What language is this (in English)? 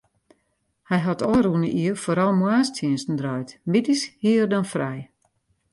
Western Frisian